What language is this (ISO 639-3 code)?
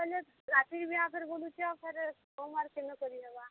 ori